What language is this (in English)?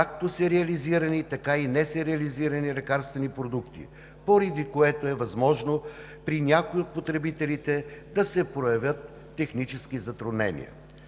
Bulgarian